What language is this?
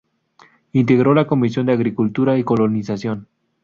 Spanish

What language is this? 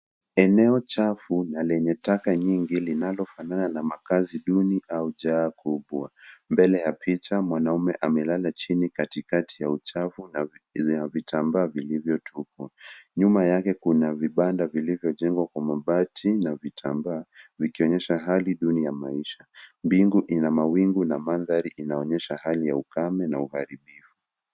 Swahili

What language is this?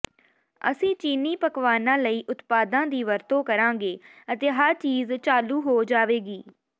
Punjabi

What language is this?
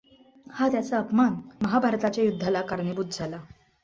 Marathi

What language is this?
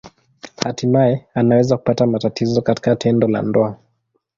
Swahili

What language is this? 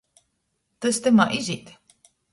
Latgalian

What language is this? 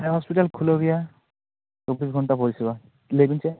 Santali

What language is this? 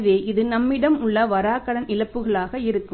Tamil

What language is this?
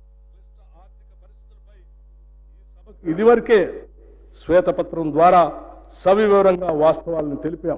Telugu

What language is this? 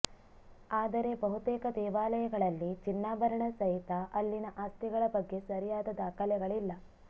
Kannada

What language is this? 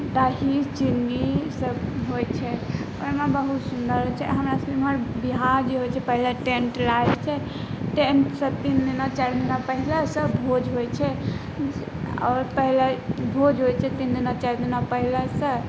Maithili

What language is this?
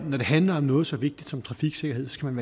Danish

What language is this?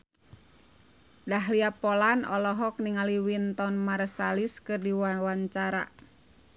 Sundanese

